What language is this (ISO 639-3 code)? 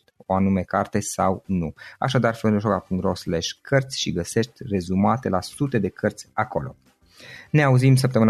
ron